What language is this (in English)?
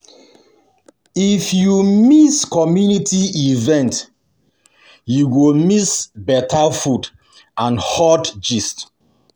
Nigerian Pidgin